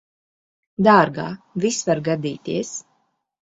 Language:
Latvian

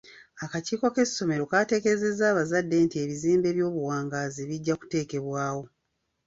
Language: Ganda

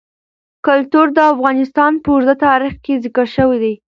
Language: Pashto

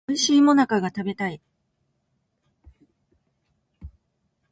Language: Japanese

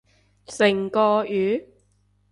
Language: Cantonese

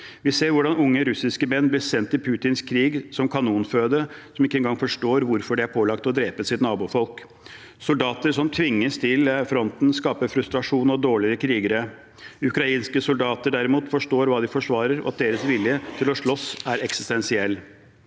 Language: Norwegian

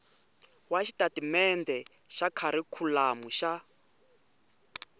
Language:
Tsonga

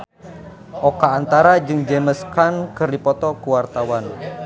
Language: Sundanese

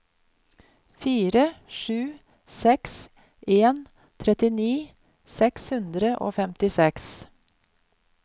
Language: Norwegian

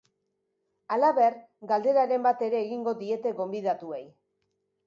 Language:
Basque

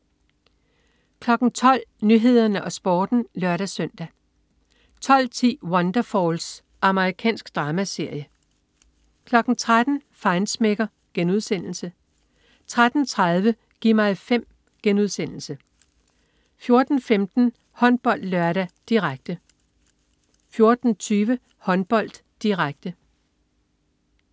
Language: Danish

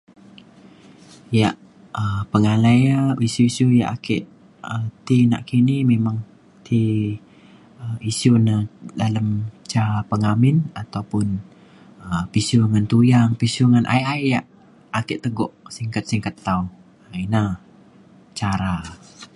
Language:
Mainstream Kenyah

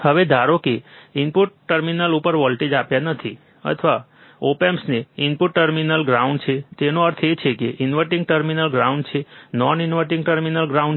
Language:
Gujarati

